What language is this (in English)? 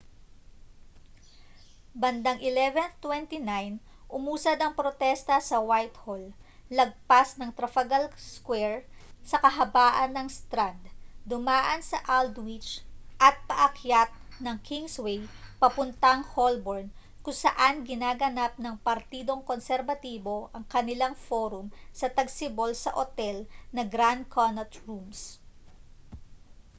Filipino